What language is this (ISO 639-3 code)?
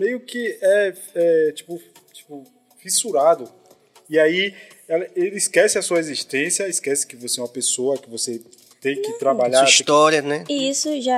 por